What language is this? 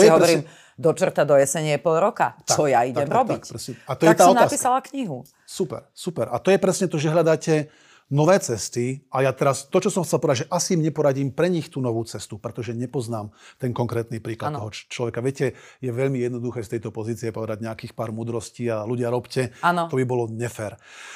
Slovak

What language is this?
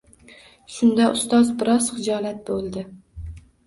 Uzbek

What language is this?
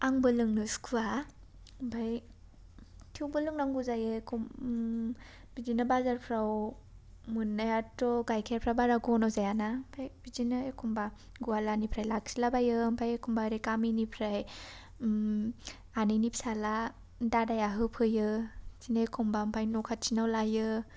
Bodo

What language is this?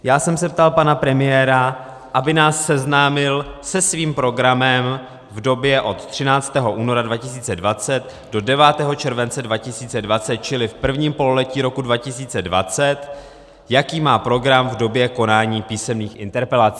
Czech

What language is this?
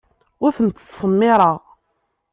Kabyle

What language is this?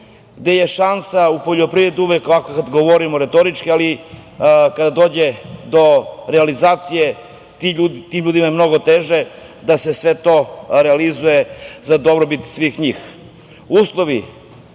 Serbian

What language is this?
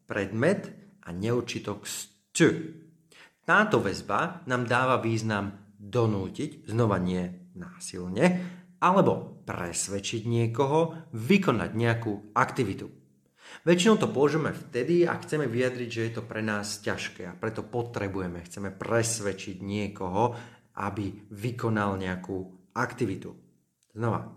Slovak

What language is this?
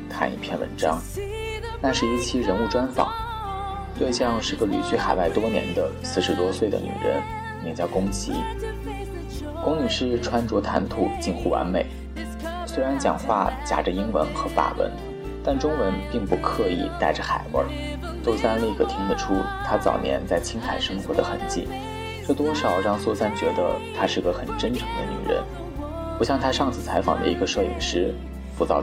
Chinese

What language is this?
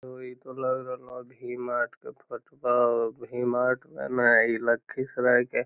Magahi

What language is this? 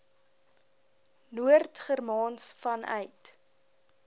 Afrikaans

